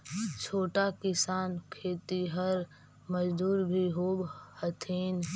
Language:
Magahi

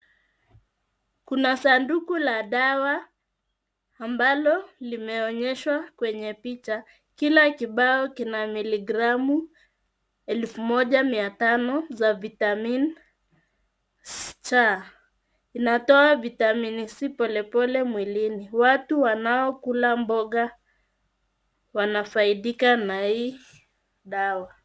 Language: Swahili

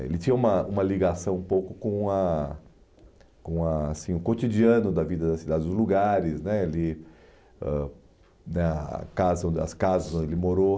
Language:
Portuguese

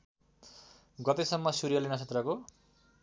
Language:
Nepali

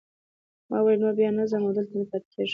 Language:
Pashto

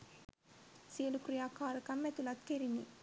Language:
Sinhala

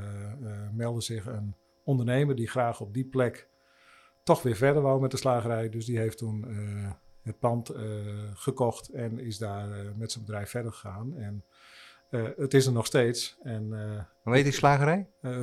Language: Dutch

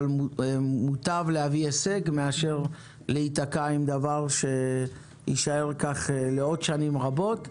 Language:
Hebrew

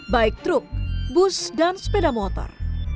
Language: Indonesian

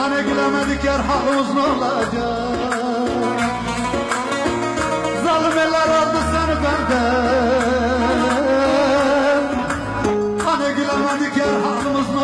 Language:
Greek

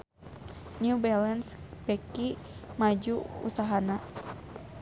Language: Sundanese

